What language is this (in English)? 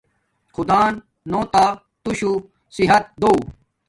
Domaaki